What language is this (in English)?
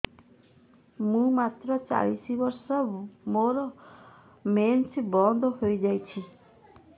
Odia